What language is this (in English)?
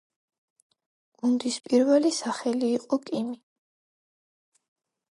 Georgian